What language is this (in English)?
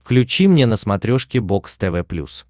Russian